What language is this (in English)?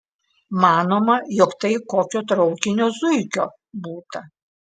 Lithuanian